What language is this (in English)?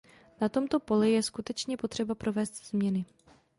Czech